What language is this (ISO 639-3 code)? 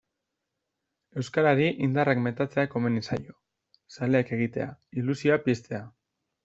eus